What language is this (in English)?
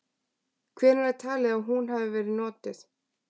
Icelandic